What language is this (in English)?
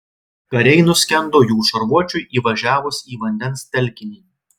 Lithuanian